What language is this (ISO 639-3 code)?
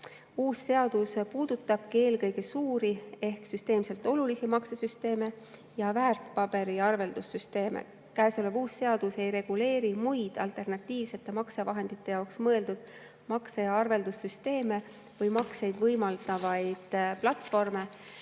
est